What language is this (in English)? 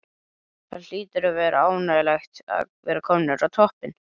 Icelandic